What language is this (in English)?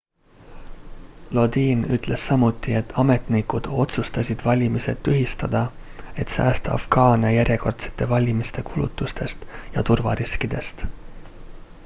Estonian